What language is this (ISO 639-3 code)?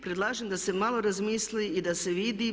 hrv